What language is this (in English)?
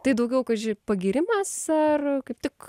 Lithuanian